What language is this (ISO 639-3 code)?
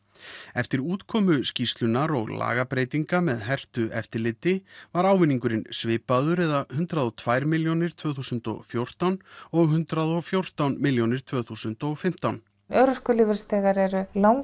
isl